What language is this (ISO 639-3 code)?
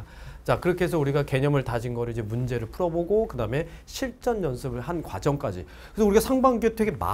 kor